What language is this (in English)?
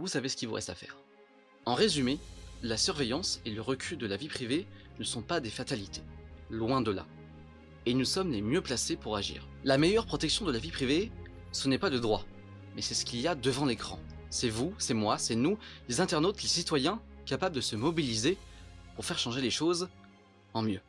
French